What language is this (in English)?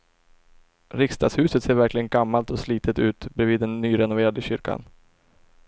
Swedish